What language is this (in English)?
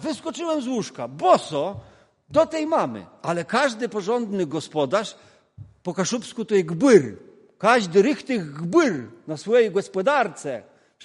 Polish